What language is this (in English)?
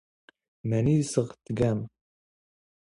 Standard Moroccan Tamazight